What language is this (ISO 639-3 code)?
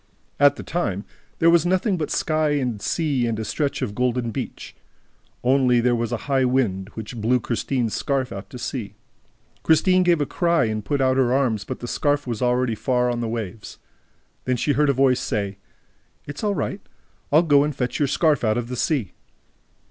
eng